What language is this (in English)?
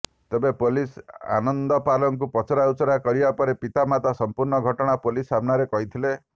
Odia